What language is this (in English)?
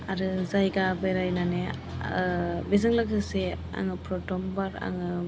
Bodo